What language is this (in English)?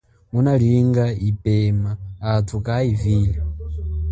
Chokwe